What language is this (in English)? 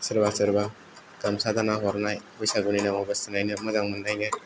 Bodo